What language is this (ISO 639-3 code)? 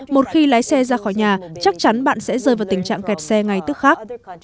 vie